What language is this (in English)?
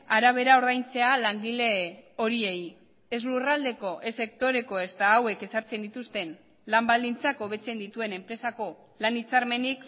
Basque